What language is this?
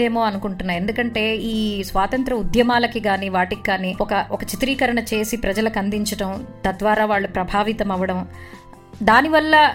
Telugu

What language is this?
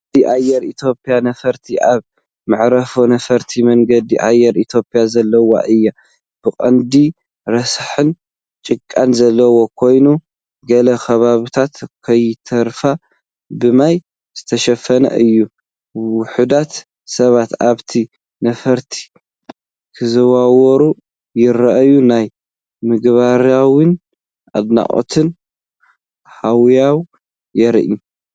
Tigrinya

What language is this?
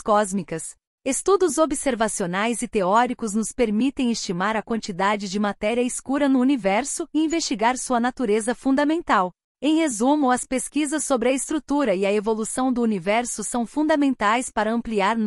Portuguese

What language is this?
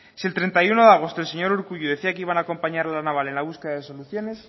Spanish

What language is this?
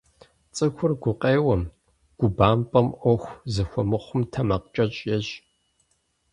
Kabardian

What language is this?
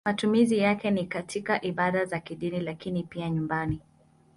Swahili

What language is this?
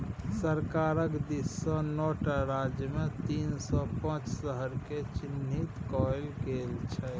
Maithili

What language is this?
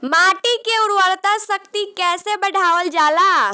Bhojpuri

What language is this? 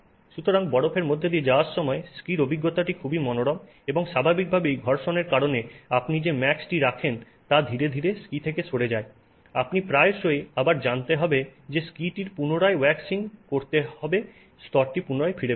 Bangla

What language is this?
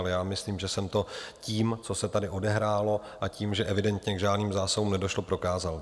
Czech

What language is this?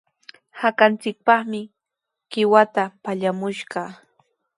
Sihuas Ancash Quechua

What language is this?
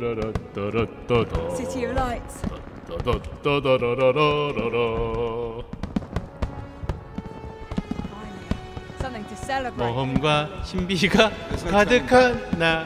Korean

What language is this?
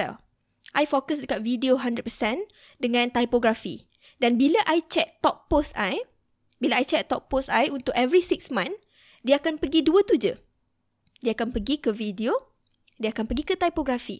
Malay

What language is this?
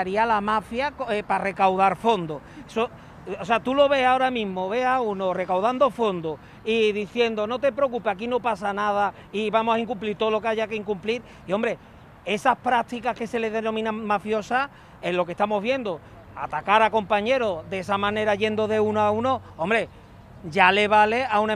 Spanish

